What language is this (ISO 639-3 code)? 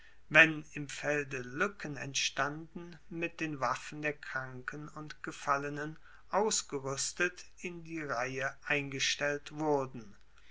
deu